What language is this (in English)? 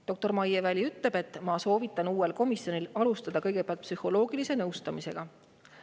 Estonian